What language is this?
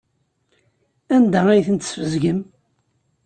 Kabyle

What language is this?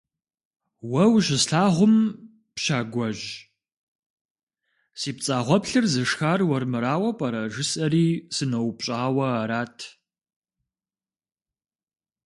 Kabardian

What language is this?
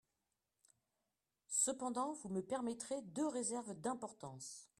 French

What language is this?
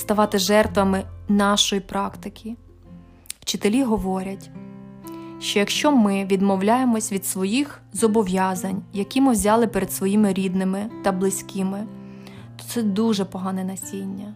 Ukrainian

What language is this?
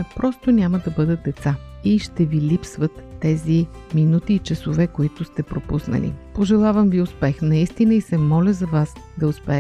Bulgarian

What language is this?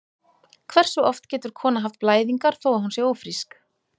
Icelandic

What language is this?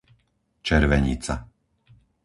Slovak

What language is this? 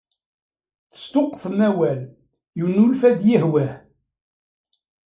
Kabyle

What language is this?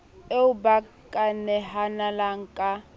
Southern Sotho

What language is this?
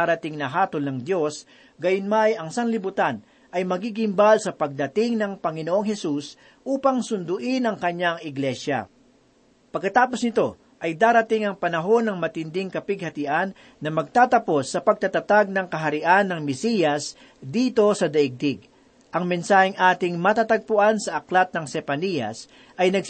Filipino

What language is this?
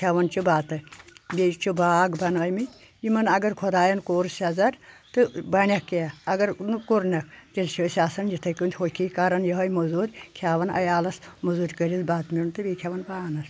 Kashmiri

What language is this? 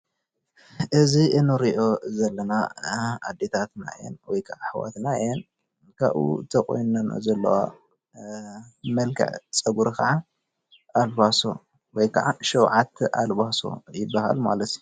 Tigrinya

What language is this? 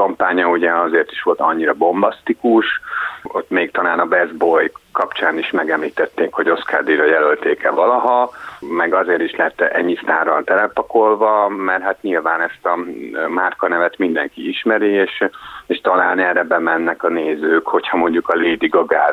Hungarian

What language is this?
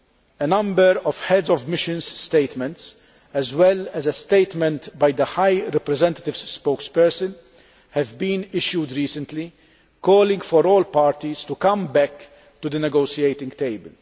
English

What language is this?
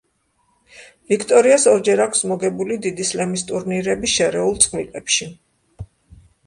Georgian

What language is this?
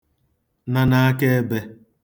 Igbo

